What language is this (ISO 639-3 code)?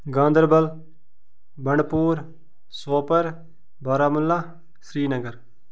kas